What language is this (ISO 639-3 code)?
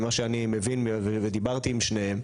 heb